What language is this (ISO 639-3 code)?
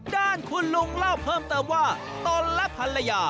tha